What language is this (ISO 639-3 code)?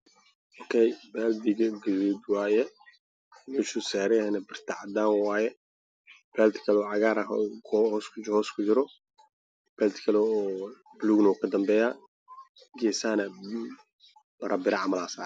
som